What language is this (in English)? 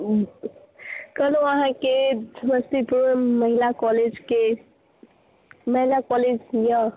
Maithili